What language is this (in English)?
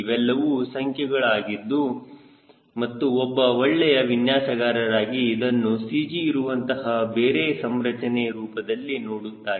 Kannada